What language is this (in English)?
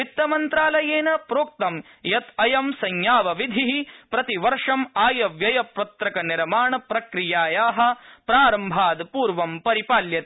Sanskrit